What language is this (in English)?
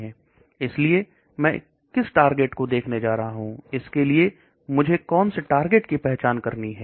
Hindi